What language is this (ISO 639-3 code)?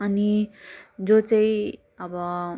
nep